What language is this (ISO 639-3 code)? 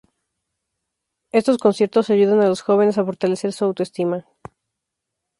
spa